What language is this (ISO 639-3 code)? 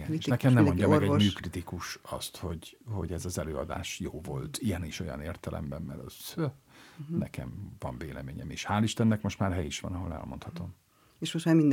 hun